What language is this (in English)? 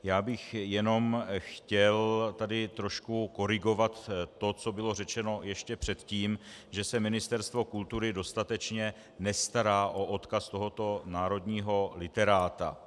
Czech